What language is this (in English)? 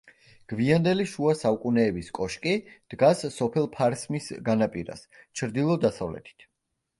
Georgian